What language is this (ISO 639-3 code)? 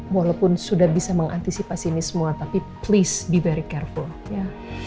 ind